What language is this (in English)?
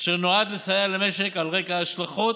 Hebrew